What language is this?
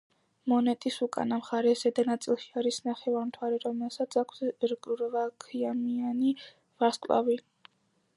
Georgian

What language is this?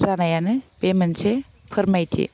Bodo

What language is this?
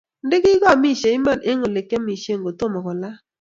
Kalenjin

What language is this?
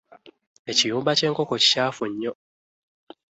Ganda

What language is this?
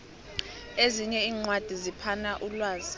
South Ndebele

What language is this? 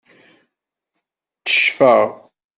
Kabyle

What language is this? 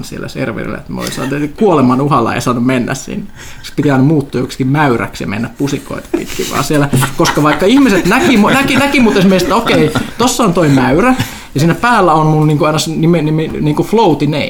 Finnish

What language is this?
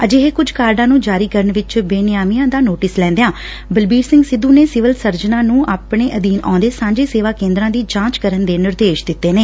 Punjabi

